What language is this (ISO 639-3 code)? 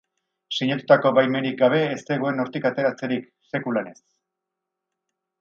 eus